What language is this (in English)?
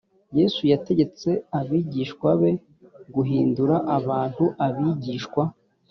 Kinyarwanda